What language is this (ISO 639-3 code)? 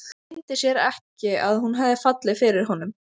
isl